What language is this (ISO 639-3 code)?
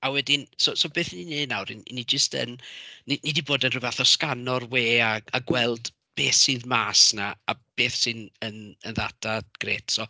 cym